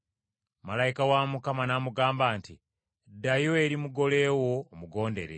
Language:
Ganda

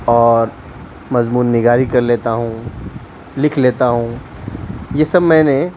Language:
Urdu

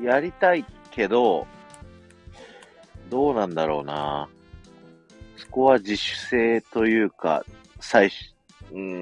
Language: Japanese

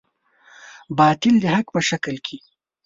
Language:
Pashto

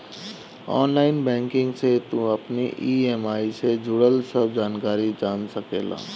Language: Bhojpuri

